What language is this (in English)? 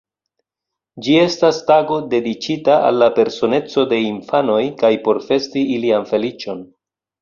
Esperanto